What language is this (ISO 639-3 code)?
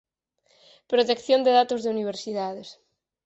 glg